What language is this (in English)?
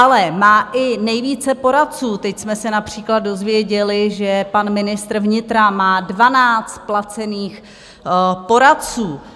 Czech